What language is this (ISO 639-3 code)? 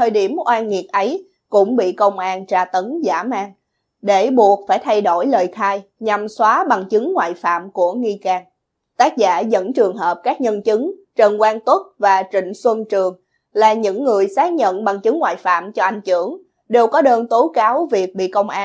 vie